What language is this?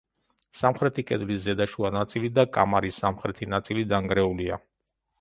Georgian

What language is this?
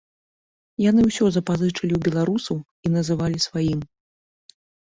Belarusian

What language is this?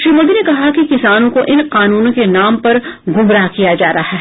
Hindi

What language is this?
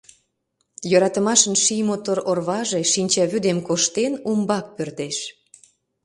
Mari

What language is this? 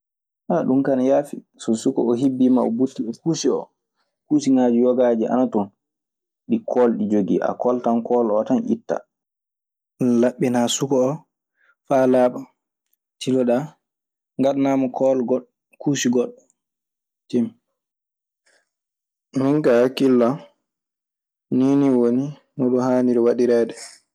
Maasina Fulfulde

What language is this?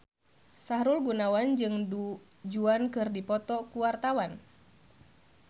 Sundanese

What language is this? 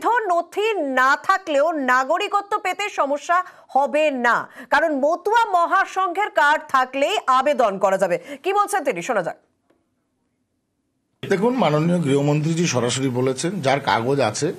Bangla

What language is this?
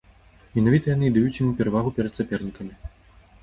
Belarusian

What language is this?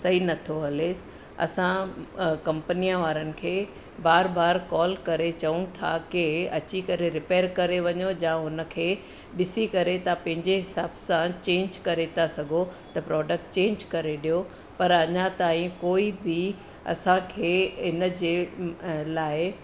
Sindhi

